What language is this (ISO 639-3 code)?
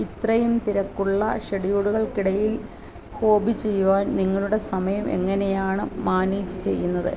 mal